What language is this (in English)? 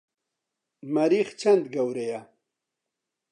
Central Kurdish